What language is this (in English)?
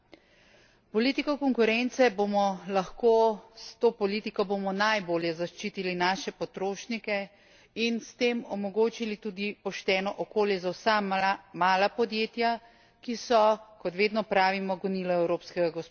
Slovenian